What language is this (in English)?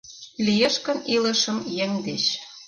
Mari